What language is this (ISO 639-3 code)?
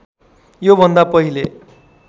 nep